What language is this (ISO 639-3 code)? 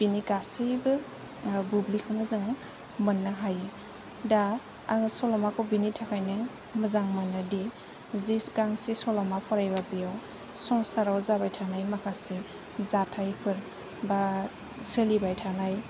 brx